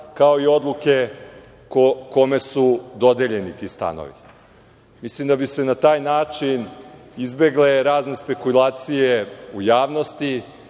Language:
Serbian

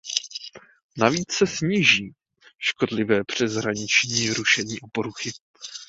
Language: Czech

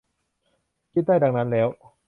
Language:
Thai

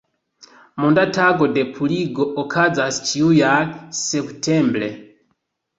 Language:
Esperanto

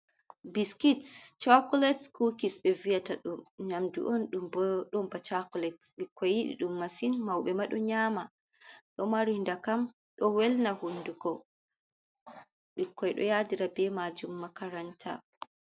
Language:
Fula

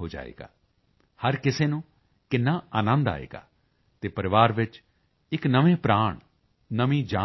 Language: Punjabi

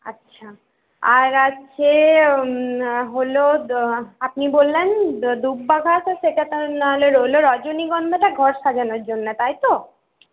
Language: Bangla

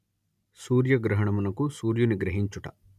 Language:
Telugu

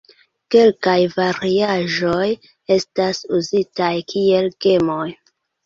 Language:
Esperanto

